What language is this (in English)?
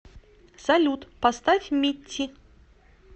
Russian